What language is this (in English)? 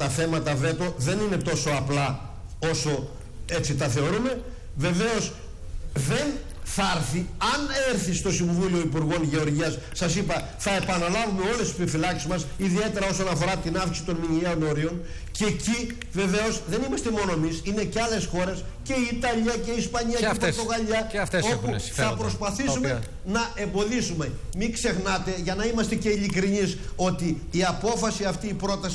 Greek